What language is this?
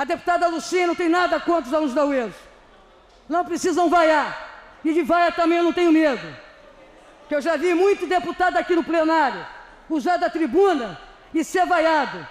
Portuguese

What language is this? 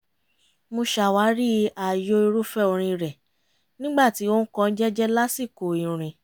Yoruba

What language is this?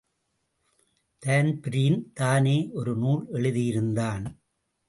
Tamil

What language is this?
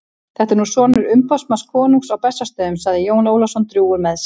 Icelandic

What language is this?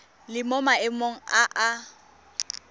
Tswana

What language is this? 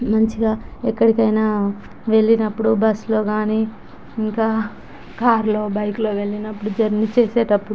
Telugu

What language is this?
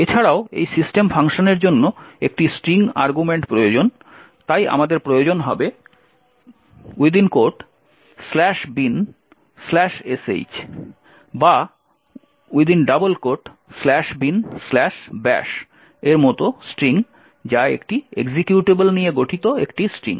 Bangla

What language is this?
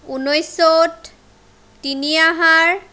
Assamese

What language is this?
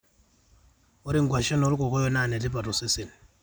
Masai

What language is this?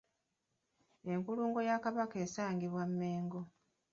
Ganda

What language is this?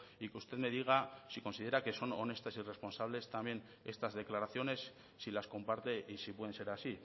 Spanish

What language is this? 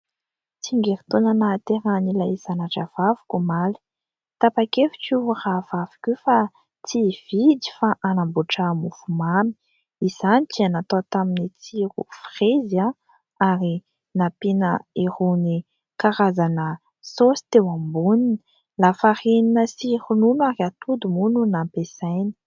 Malagasy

